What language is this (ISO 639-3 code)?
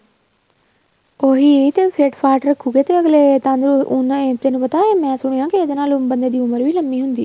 pan